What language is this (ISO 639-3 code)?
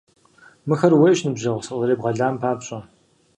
kbd